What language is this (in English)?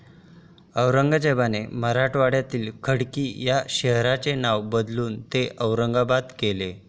Marathi